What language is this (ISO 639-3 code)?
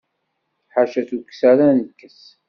kab